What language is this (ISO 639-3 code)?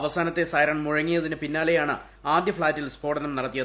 mal